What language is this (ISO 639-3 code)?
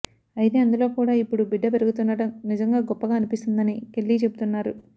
tel